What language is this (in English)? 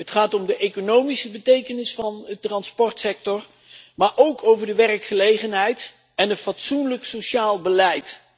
Dutch